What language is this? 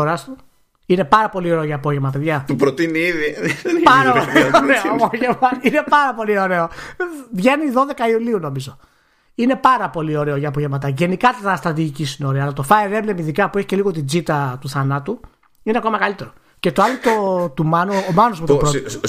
Greek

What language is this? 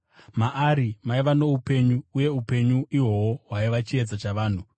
Shona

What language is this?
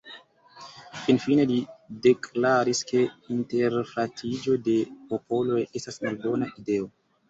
Esperanto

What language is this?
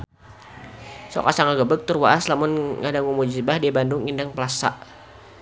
Sundanese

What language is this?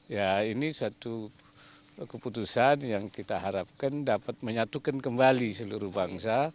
Indonesian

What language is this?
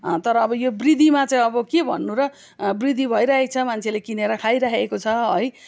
Nepali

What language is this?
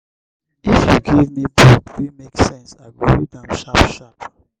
Nigerian Pidgin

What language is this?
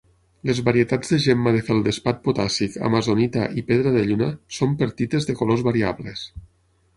Catalan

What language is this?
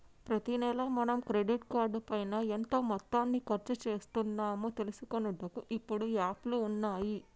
Telugu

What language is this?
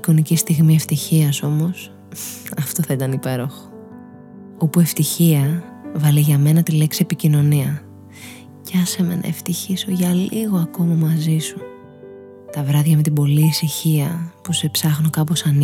Greek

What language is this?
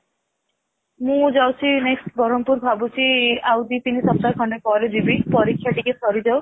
Odia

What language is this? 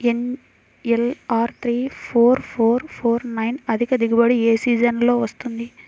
Telugu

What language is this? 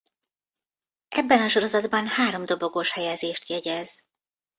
Hungarian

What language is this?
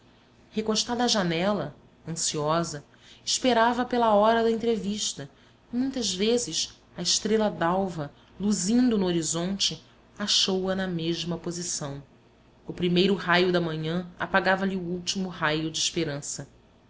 Portuguese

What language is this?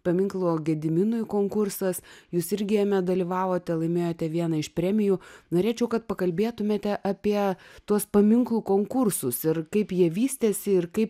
Lithuanian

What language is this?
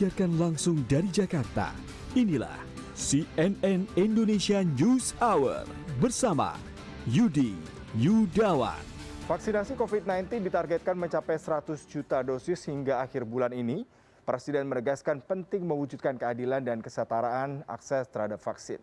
Indonesian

